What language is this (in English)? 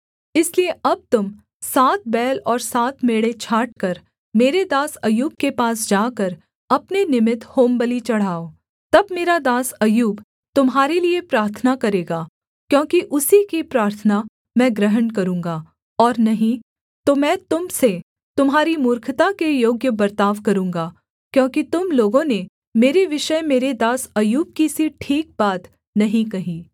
Hindi